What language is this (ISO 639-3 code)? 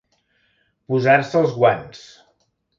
cat